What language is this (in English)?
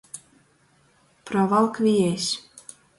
Latgalian